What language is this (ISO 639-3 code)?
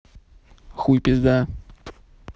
rus